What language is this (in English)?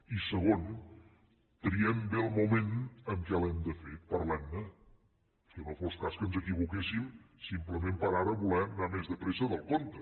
Catalan